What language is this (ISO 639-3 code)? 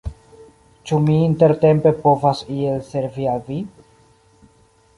epo